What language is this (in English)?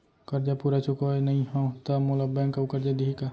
Chhattisgarhi